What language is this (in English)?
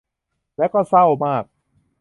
Thai